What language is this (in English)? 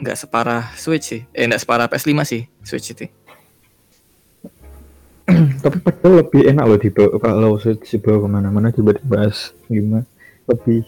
Indonesian